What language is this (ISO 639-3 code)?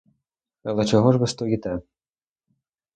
ukr